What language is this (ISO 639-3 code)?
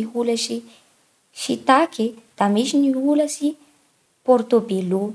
bhr